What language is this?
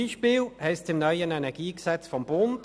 Swiss German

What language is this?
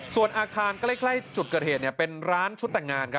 Thai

